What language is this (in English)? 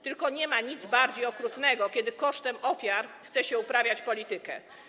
Polish